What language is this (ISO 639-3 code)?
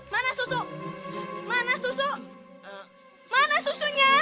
ind